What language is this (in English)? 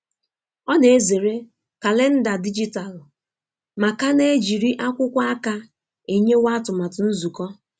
Igbo